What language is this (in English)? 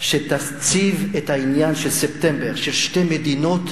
Hebrew